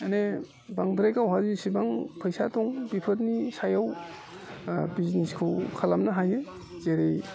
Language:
Bodo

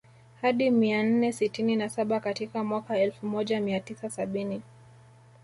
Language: Swahili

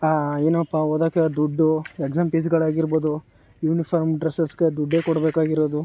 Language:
Kannada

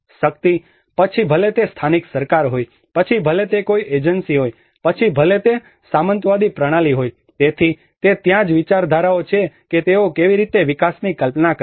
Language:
Gujarati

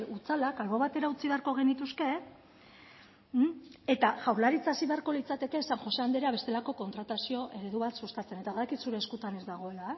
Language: Basque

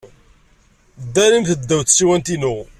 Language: Kabyle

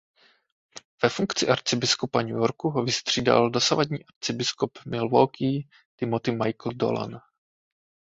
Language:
Czech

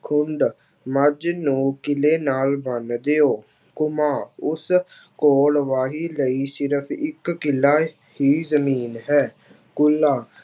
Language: Punjabi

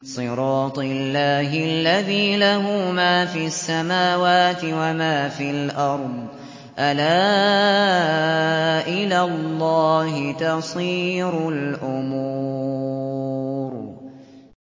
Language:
Arabic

